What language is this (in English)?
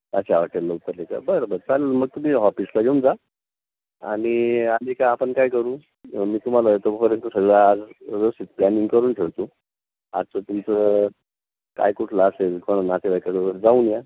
Marathi